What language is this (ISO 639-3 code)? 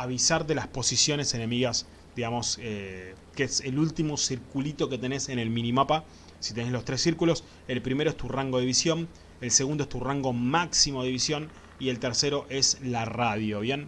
spa